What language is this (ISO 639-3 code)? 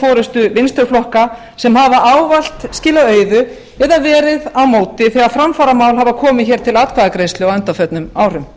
isl